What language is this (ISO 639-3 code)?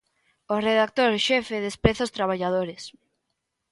glg